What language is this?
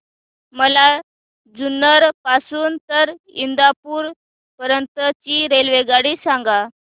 Marathi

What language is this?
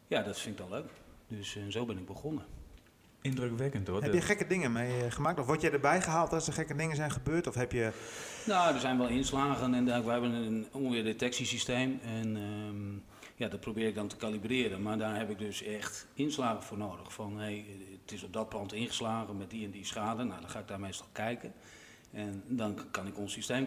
Dutch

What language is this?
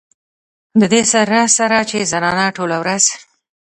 Pashto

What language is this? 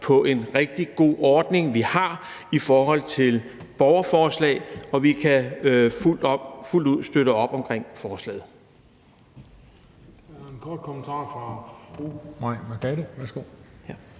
Danish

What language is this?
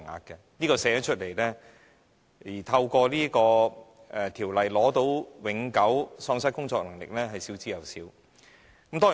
Cantonese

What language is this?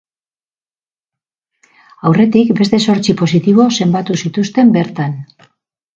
Basque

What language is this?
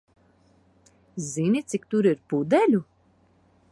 Latvian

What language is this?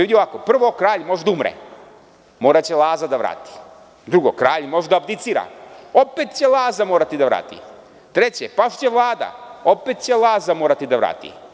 Serbian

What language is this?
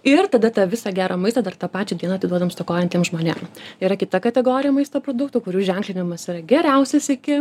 Lithuanian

